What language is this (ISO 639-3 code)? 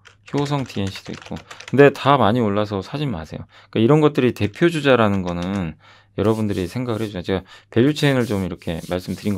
kor